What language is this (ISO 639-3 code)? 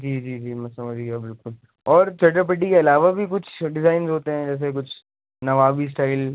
urd